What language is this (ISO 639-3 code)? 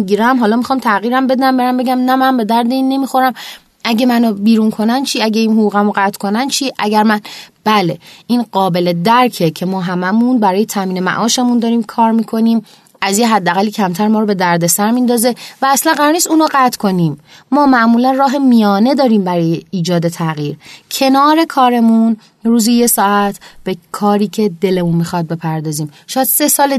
fas